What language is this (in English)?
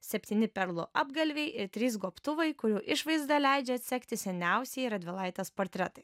Lithuanian